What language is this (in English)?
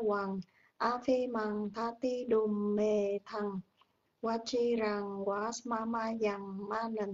Vietnamese